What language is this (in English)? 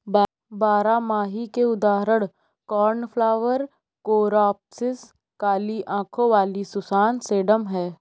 Hindi